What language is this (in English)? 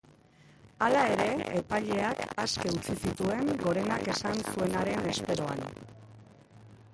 Basque